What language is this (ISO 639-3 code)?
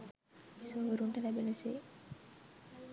sin